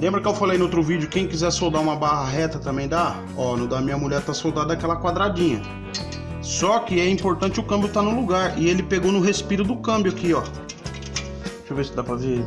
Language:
Portuguese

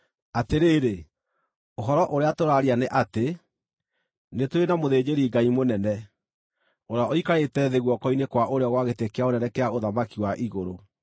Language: Kikuyu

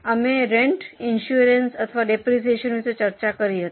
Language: Gujarati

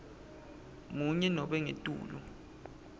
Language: Swati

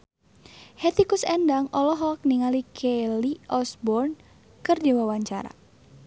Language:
Sundanese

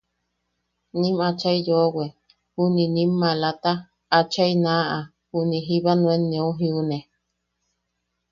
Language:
Yaqui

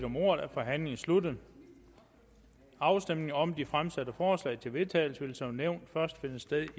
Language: Danish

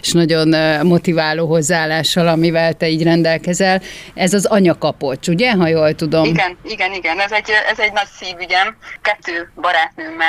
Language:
Hungarian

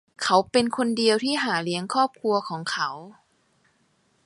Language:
Thai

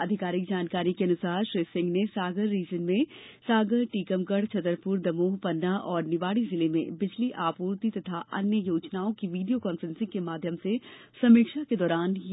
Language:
Hindi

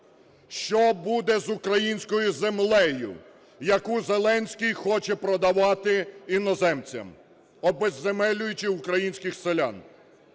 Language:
Ukrainian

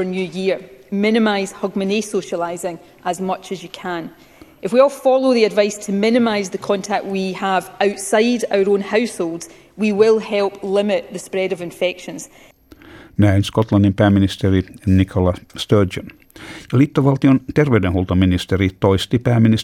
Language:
Finnish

